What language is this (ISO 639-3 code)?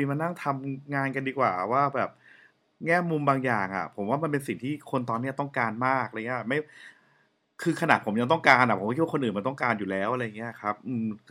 tha